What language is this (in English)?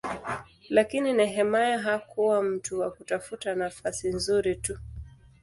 Swahili